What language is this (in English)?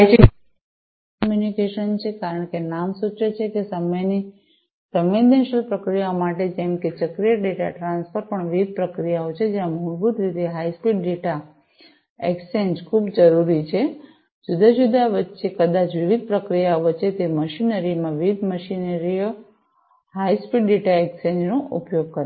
Gujarati